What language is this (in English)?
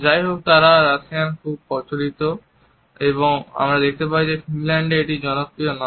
Bangla